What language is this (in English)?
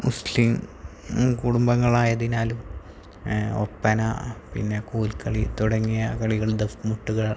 Malayalam